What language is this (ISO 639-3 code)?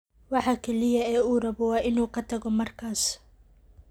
som